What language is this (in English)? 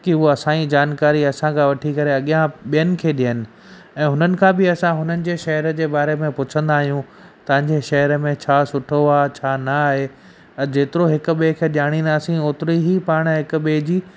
Sindhi